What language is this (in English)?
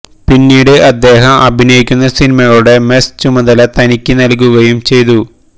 Malayalam